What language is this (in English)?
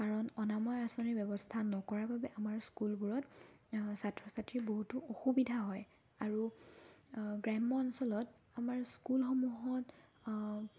Assamese